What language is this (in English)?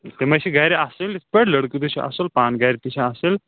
Kashmiri